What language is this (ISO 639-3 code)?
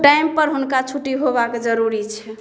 mai